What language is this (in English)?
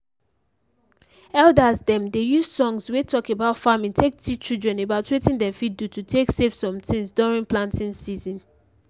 Nigerian Pidgin